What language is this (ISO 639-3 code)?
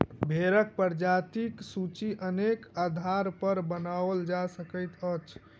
mai